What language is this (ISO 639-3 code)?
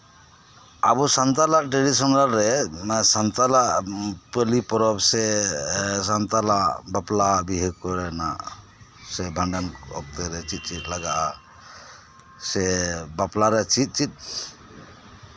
sat